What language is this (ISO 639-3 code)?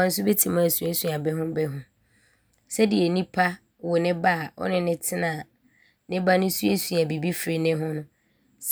abr